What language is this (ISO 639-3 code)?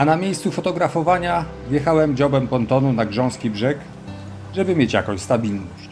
pol